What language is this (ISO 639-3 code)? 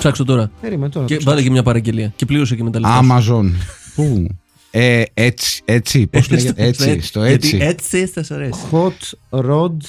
ell